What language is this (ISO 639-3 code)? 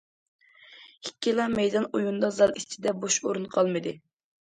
uig